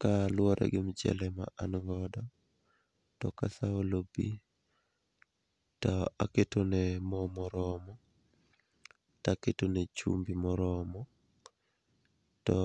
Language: Luo (Kenya and Tanzania)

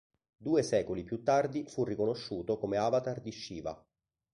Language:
Italian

